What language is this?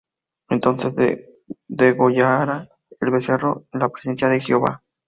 Spanish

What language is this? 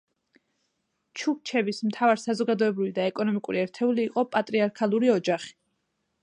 Georgian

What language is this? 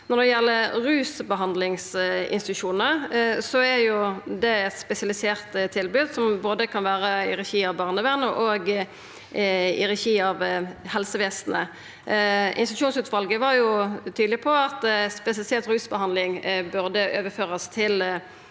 Norwegian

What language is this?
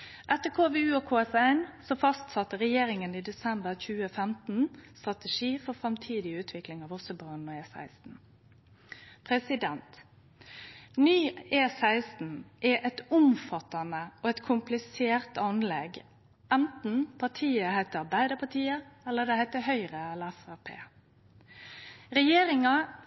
Norwegian Nynorsk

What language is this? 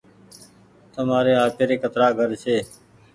Goaria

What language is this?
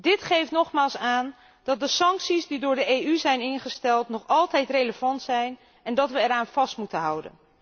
Dutch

